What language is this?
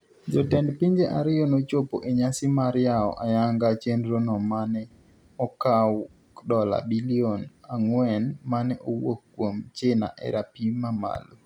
Luo (Kenya and Tanzania)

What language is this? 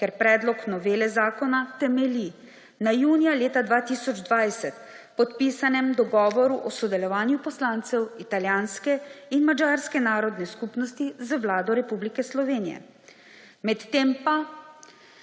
Slovenian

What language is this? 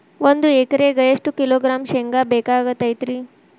Kannada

